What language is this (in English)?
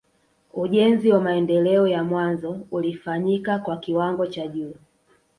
Swahili